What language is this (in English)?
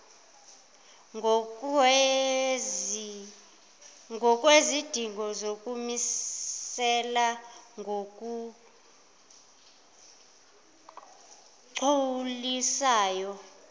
Zulu